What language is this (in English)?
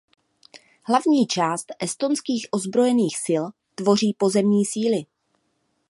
Czech